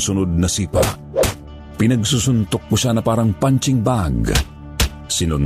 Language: Filipino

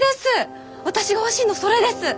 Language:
Japanese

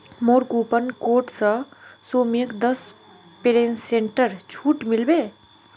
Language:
Magahi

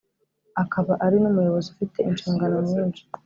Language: Kinyarwanda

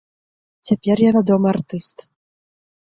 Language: Belarusian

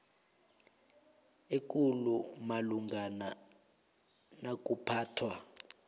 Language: South Ndebele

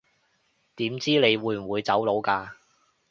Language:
Cantonese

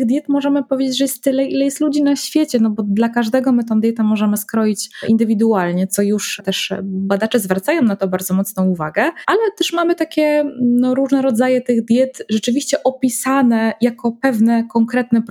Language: Polish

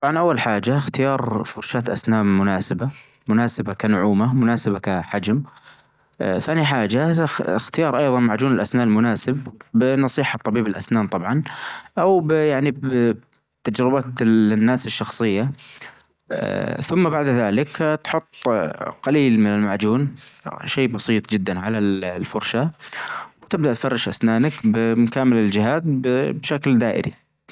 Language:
Najdi Arabic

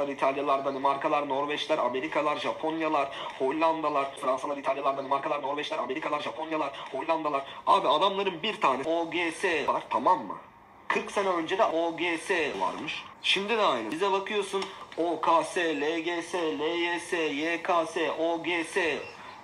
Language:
Turkish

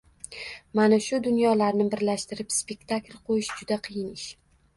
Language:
Uzbek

